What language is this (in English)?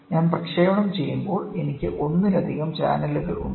Malayalam